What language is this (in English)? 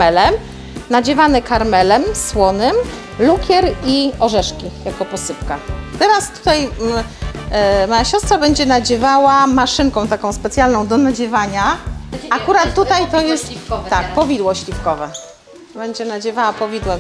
Polish